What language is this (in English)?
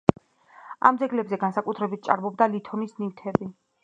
Georgian